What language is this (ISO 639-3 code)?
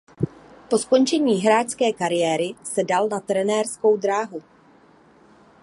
ces